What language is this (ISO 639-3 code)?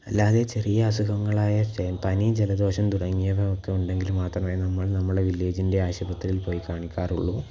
mal